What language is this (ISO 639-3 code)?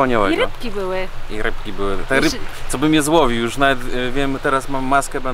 pol